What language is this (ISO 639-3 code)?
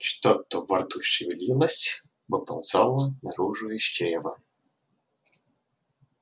rus